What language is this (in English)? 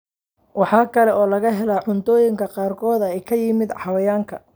Somali